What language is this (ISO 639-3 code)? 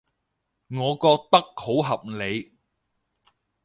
yue